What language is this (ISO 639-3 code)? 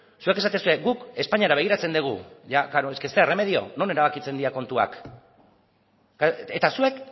eus